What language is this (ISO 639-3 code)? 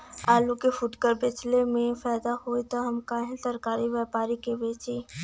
bho